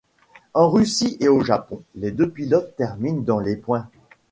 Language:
French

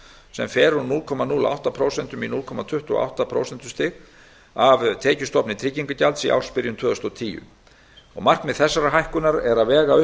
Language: Icelandic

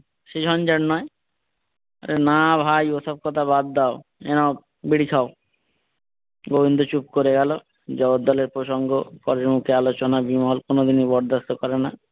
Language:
Bangla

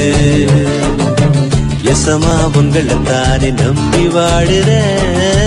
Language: Vietnamese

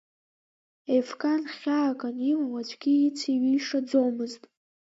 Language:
Abkhazian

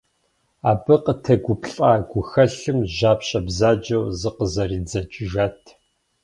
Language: Kabardian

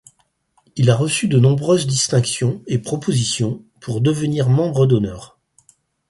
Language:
French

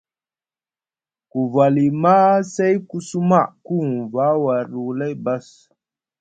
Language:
Musgu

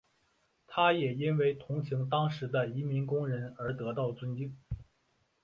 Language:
Chinese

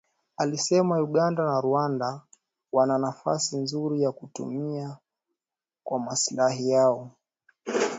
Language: Swahili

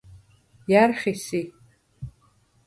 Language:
Svan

